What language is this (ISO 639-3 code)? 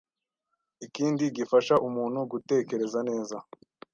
kin